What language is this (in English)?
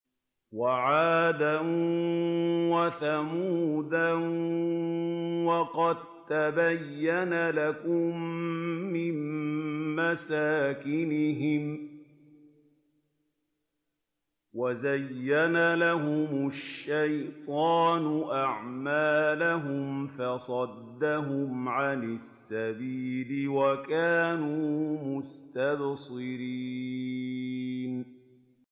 Arabic